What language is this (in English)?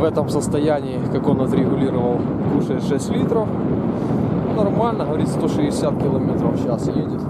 Russian